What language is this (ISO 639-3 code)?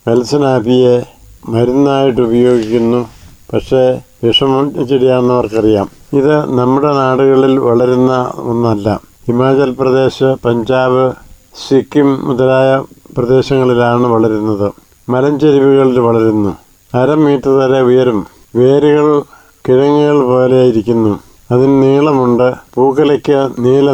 mal